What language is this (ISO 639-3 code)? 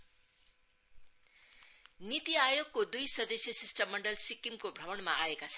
nep